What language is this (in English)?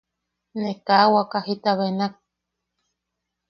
Yaqui